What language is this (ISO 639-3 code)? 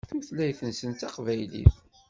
kab